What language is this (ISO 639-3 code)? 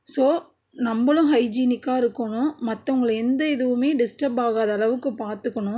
tam